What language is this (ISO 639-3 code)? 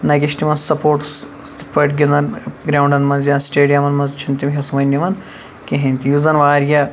kas